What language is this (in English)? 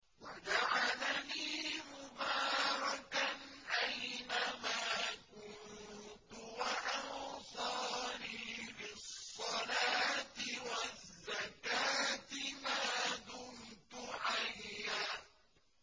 Arabic